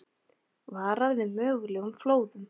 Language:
Icelandic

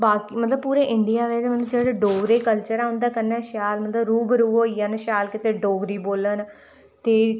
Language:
Dogri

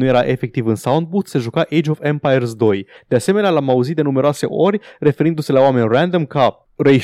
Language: Romanian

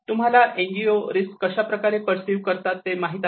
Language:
Marathi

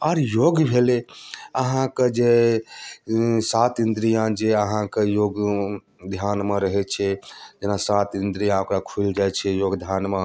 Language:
Maithili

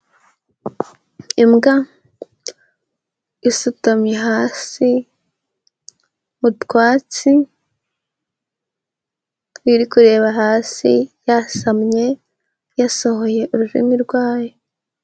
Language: Kinyarwanda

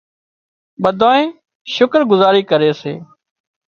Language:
Wadiyara Koli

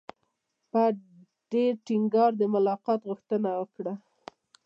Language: Pashto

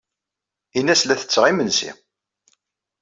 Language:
Kabyle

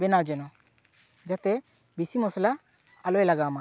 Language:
Santali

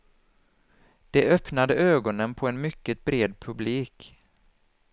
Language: Swedish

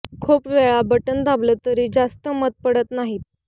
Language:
Marathi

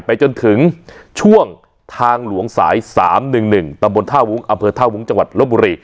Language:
Thai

